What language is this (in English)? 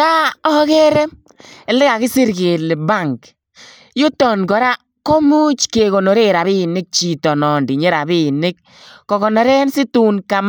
Kalenjin